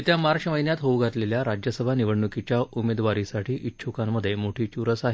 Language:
Marathi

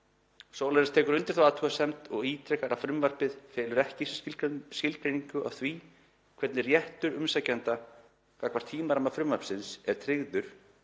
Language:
Icelandic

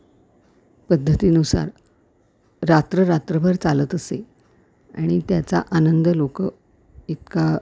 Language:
Marathi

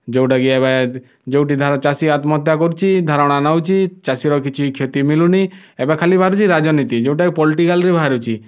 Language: Odia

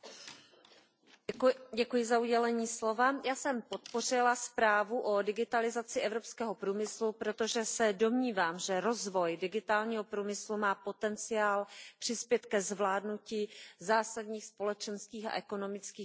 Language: Czech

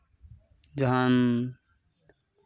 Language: Santali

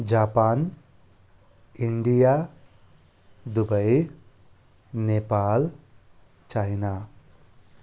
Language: Nepali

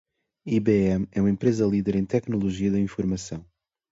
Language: Portuguese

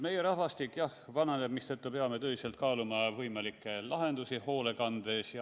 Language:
Estonian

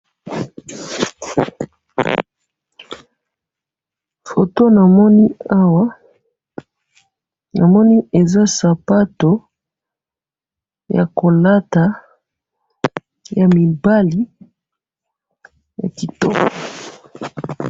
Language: Lingala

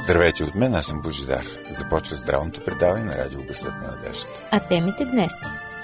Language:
Bulgarian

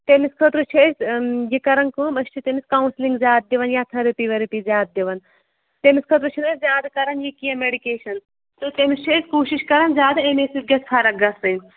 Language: Kashmiri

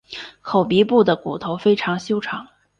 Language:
Chinese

